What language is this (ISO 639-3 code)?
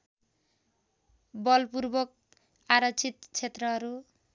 nep